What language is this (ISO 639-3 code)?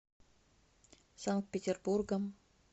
rus